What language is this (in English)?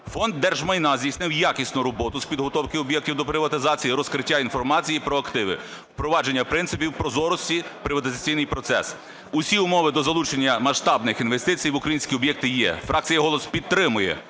Ukrainian